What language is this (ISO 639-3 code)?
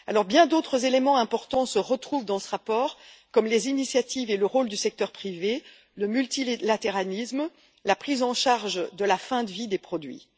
fra